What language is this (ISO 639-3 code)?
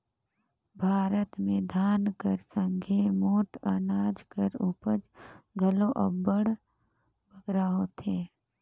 hne